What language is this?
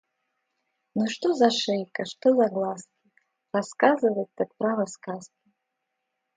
Russian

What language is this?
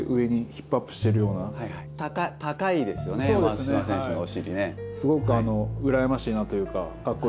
Japanese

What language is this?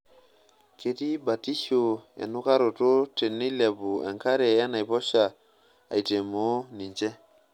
Masai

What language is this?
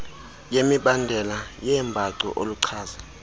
Xhosa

